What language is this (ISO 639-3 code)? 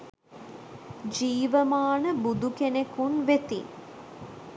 sin